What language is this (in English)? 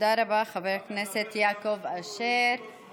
Hebrew